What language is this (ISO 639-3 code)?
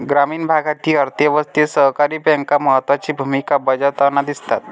mar